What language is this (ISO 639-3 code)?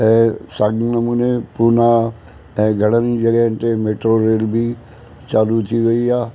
snd